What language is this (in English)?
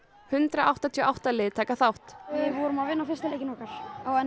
Icelandic